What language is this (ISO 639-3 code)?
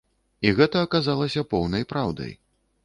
bel